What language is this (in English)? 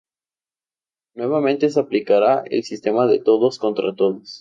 Spanish